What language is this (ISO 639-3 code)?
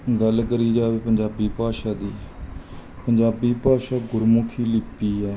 pan